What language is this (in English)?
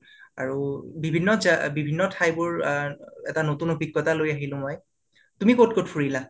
Assamese